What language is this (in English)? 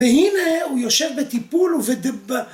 Hebrew